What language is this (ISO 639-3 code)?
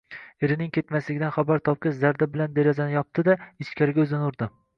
uzb